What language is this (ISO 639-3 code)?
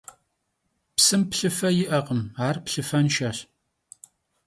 kbd